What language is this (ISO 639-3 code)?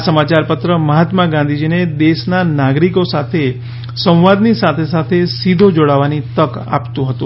guj